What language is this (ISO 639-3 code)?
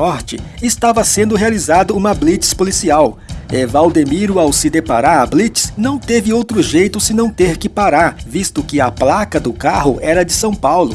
por